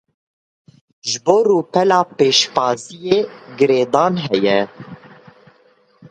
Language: Kurdish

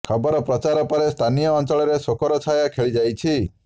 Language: Odia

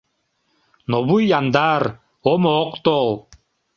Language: Mari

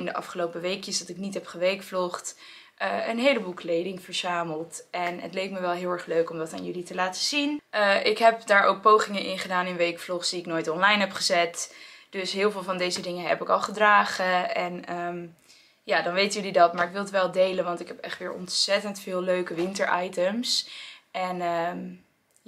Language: Dutch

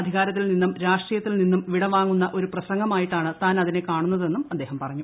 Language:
Malayalam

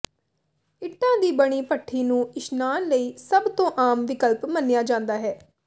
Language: Punjabi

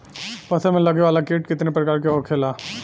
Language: Bhojpuri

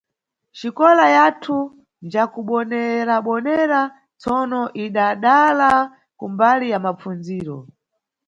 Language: Nyungwe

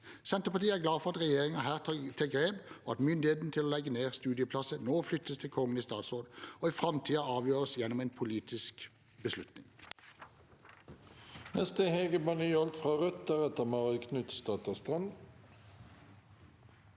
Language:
Norwegian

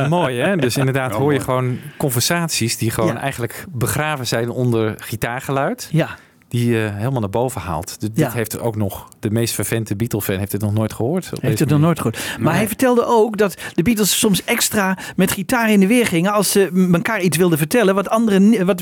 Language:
Dutch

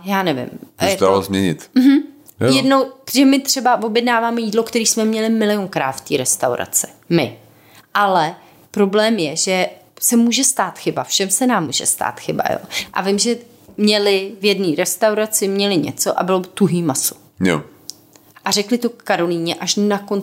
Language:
Czech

